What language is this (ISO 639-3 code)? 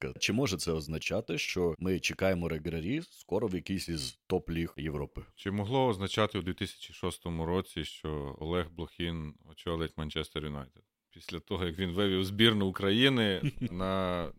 ukr